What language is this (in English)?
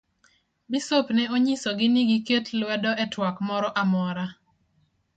Luo (Kenya and Tanzania)